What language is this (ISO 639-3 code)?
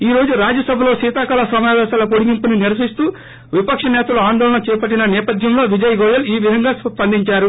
tel